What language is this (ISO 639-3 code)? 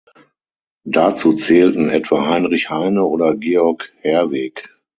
deu